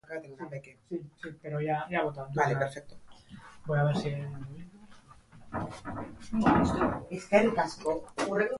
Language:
Basque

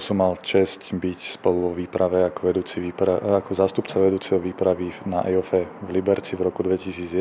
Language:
Slovak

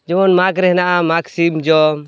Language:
Santali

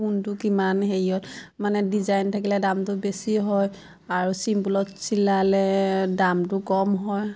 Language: Assamese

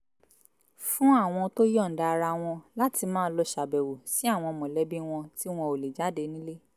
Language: Yoruba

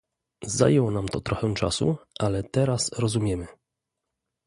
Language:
Polish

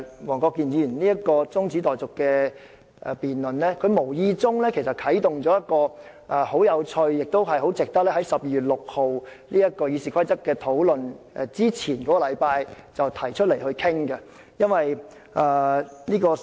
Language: Cantonese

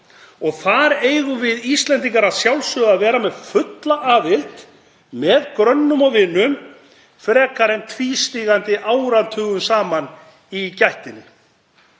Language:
Icelandic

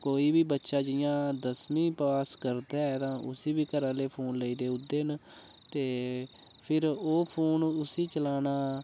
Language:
Dogri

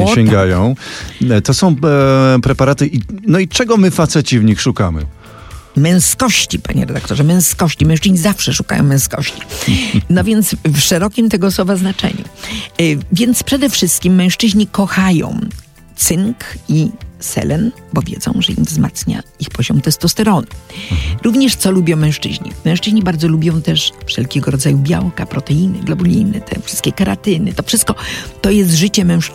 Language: Polish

